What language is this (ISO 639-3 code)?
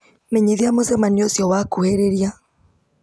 kik